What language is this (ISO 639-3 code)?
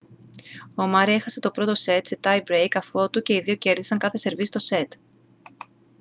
ell